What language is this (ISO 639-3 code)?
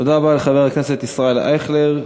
heb